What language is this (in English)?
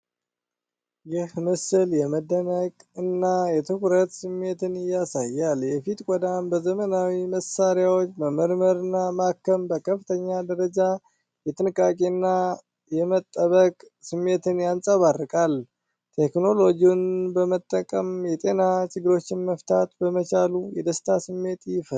Amharic